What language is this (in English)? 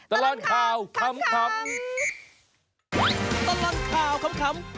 Thai